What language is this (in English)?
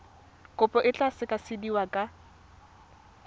Tswana